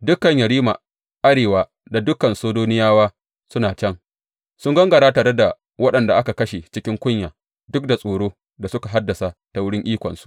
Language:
Hausa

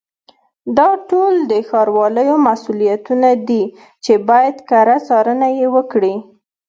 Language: Pashto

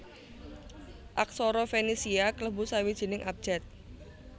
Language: Javanese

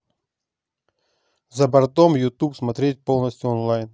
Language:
Russian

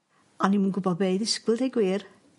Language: Welsh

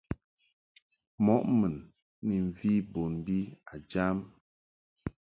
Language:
Mungaka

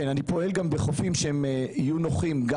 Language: Hebrew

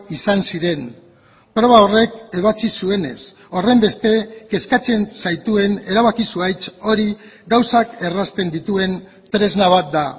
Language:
Basque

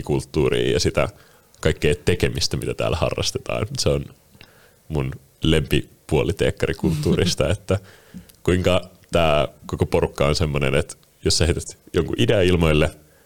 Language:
Finnish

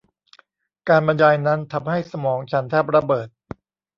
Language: Thai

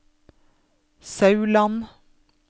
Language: Norwegian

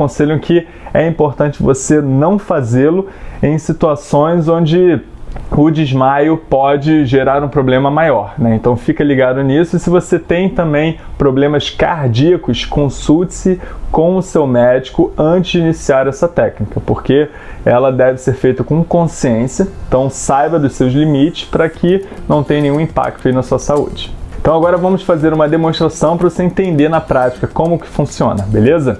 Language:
Portuguese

